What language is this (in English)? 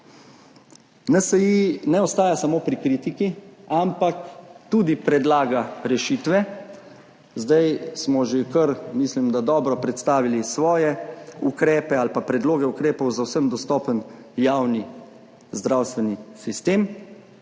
Slovenian